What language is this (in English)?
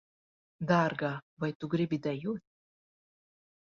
Latvian